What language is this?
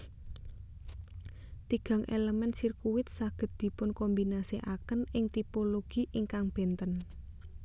Javanese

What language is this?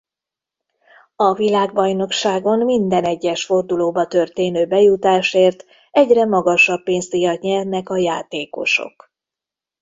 Hungarian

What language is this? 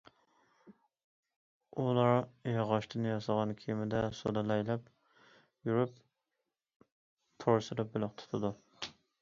Uyghur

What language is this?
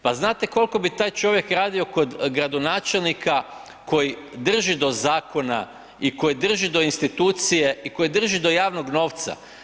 Croatian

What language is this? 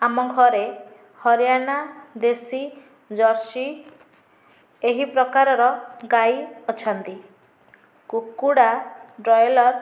Odia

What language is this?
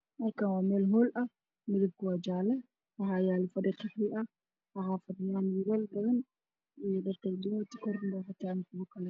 Somali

